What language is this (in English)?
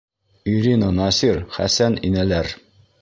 Bashkir